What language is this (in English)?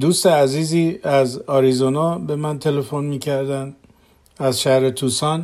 Persian